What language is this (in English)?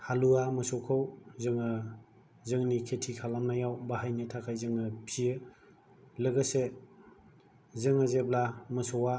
Bodo